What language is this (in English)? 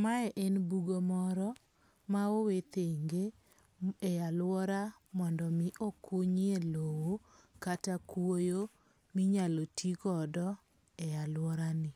Luo (Kenya and Tanzania)